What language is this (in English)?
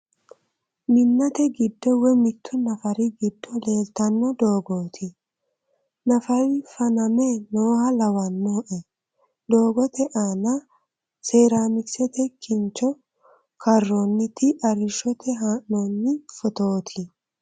Sidamo